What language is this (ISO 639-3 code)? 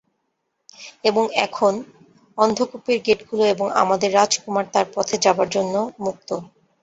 ben